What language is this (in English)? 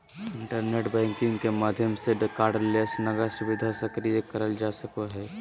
Magahi